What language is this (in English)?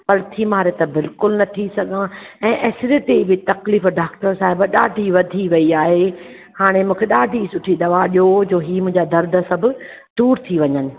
Sindhi